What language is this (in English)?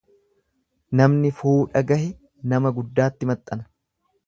Oromo